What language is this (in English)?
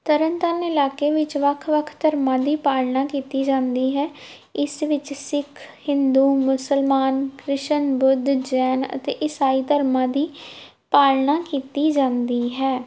Punjabi